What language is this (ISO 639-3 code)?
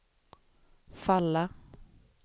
swe